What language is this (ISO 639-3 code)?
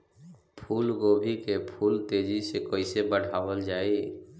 bho